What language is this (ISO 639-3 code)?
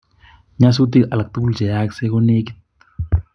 kln